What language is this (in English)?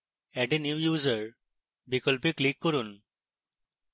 Bangla